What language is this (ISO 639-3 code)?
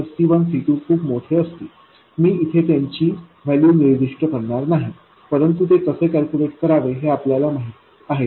mar